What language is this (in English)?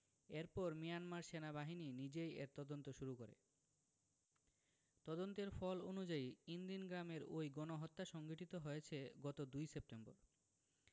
Bangla